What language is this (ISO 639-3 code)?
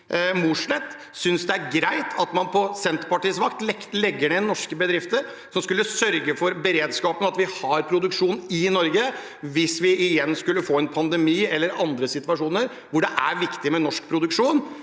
nor